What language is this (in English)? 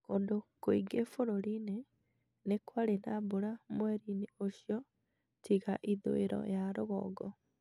Kikuyu